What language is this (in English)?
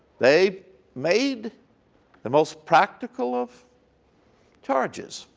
English